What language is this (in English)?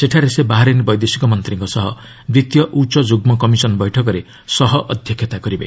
Odia